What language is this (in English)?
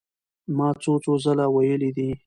Pashto